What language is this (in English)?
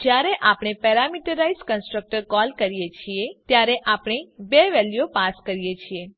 Gujarati